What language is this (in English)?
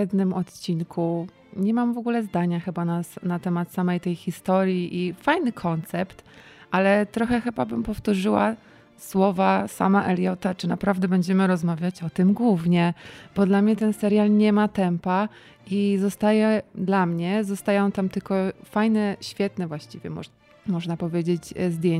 Polish